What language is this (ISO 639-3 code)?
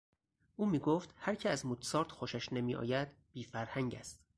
fas